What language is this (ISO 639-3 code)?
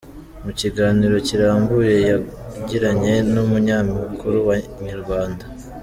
kin